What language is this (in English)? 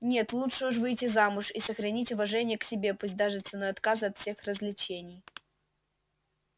Russian